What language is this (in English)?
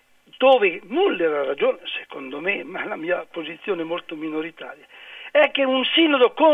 Italian